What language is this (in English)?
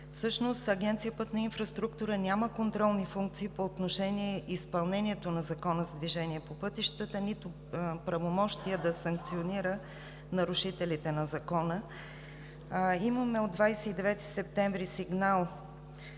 Bulgarian